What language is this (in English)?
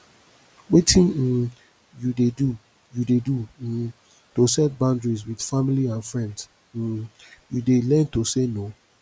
Nigerian Pidgin